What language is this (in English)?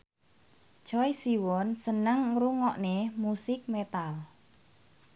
Javanese